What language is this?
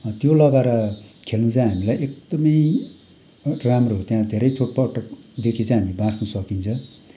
Nepali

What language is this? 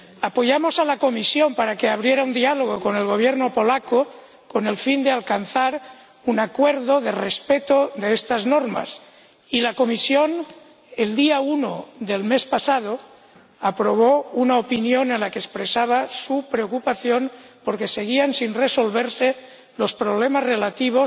Spanish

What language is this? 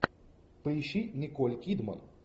Russian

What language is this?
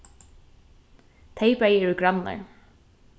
Faroese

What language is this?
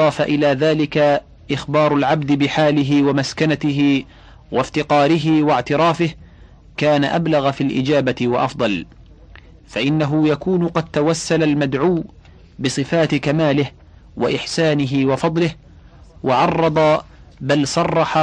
Arabic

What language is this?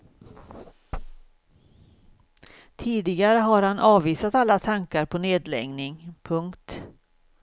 Swedish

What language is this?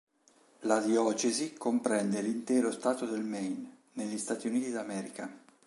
Italian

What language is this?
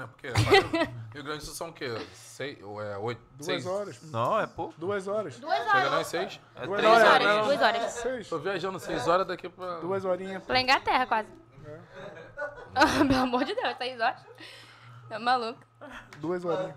Portuguese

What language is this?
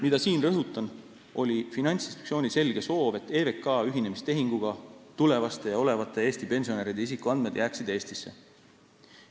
Estonian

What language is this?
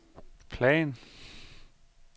Danish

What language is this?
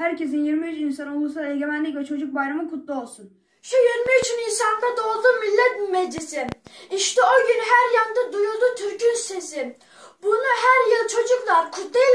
Turkish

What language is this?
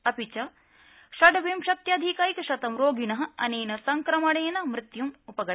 Sanskrit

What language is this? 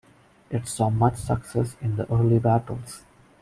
English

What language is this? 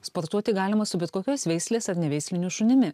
Lithuanian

